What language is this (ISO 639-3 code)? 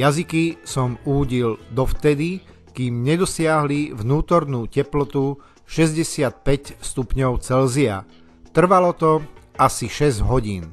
slk